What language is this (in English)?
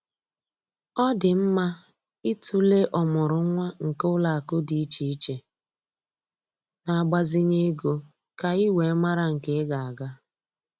Igbo